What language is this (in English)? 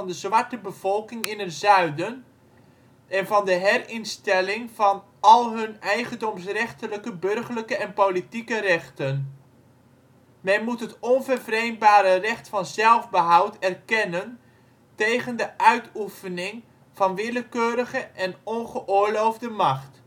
Dutch